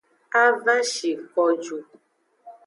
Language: Aja (Benin)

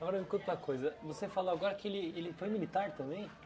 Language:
Portuguese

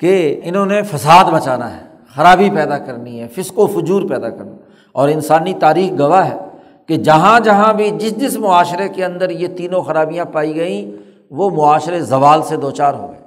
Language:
Urdu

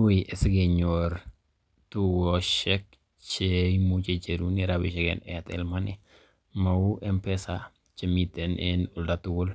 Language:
Kalenjin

